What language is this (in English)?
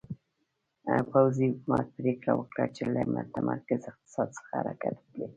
Pashto